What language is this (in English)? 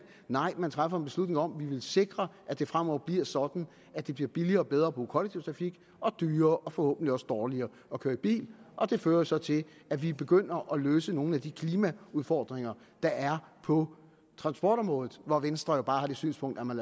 Danish